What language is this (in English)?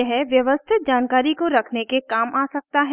Hindi